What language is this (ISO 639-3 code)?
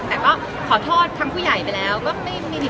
tha